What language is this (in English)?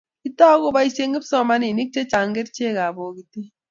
Kalenjin